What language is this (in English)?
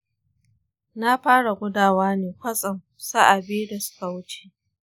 Hausa